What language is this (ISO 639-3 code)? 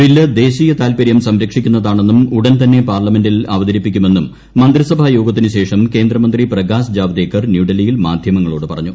mal